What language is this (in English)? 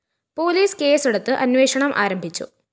Malayalam